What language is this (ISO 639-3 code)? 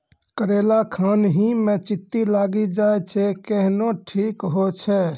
mai